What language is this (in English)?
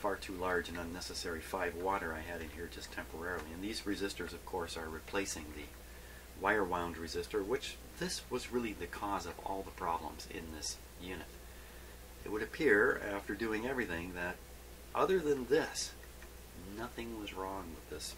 English